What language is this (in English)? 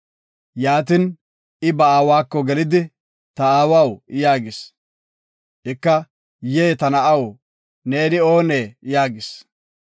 Gofa